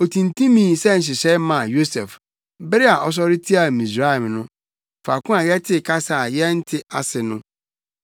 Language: Akan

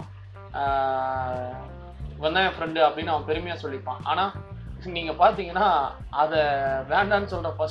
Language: Tamil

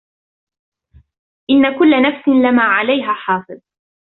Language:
Arabic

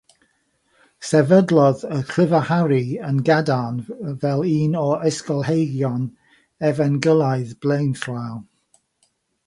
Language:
Welsh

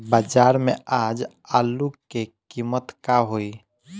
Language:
Bhojpuri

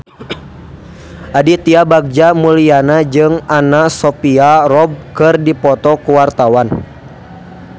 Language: Sundanese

